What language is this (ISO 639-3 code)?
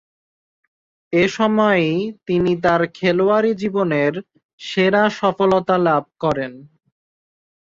ben